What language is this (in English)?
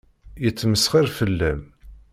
Kabyle